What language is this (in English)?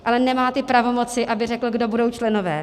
Czech